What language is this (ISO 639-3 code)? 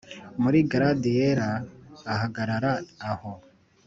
kin